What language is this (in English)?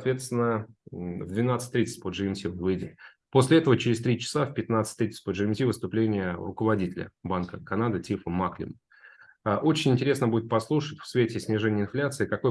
Russian